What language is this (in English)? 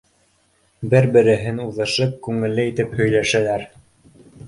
Bashkir